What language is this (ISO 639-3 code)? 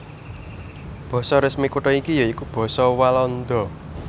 jav